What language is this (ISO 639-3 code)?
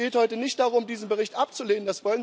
deu